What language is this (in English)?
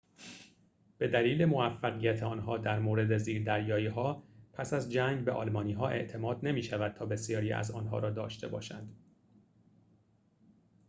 Persian